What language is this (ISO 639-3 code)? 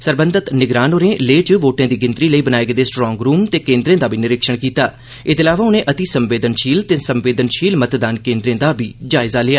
doi